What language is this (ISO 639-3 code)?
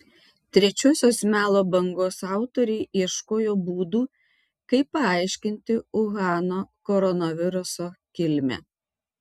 lit